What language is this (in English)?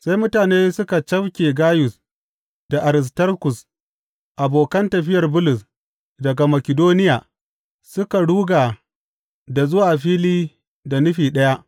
Hausa